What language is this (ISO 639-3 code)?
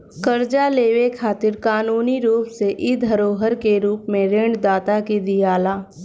bho